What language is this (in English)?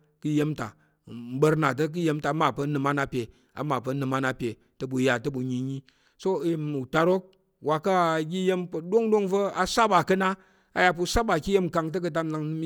Tarok